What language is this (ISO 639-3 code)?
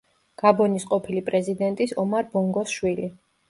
kat